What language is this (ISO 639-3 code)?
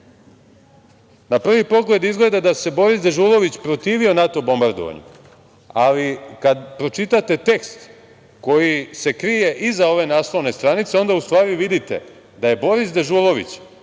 srp